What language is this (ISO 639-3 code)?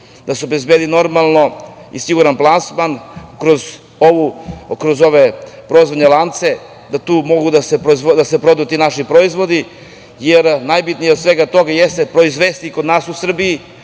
srp